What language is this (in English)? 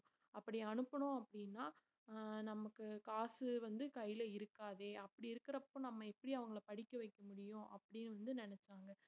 Tamil